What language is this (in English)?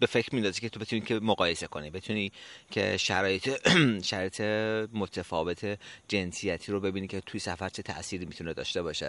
Persian